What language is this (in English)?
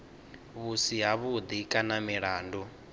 Venda